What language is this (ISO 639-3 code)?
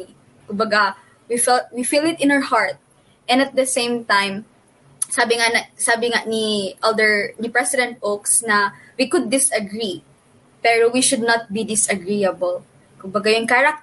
fil